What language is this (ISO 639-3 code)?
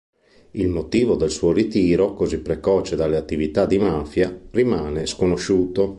ita